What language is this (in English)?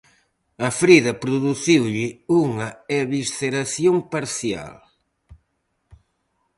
Galician